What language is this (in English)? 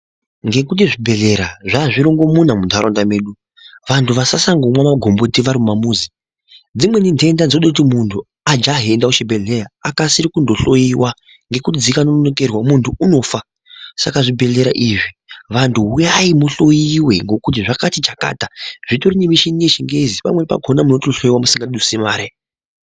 Ndau